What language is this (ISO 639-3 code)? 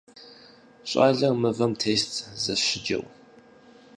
kbd